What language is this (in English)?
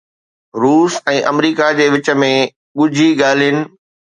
Sindhi